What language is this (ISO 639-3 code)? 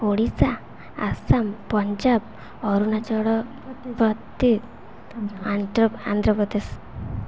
ori